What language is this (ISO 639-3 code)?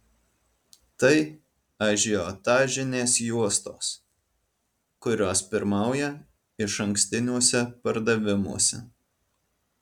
lit